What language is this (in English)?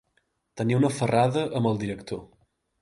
Catalan